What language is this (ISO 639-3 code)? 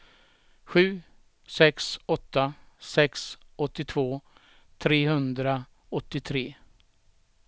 swe